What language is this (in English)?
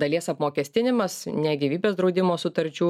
Lithuanian